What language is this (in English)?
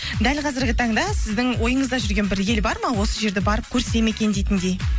Kazakh